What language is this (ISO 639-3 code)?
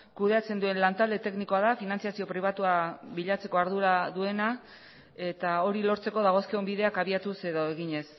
eus